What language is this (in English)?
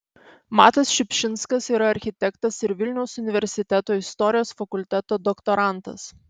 Lithuanian